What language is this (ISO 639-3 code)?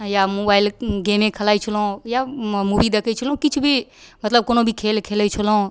mai